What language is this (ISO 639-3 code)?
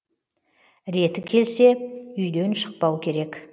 kaz